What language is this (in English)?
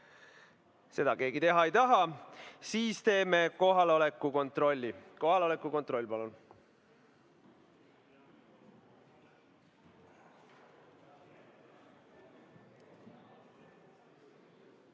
Estonian